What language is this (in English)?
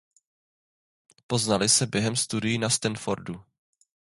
Czech